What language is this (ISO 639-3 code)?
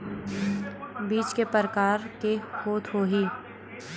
hne